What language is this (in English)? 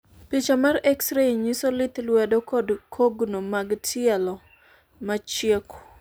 Luo (Kenya and Tanzania)